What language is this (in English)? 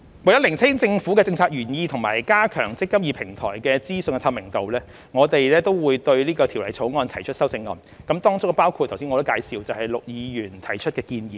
Cantonese